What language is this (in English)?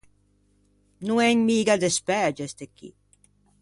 Ligurian